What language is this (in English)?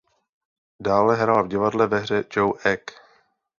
Czech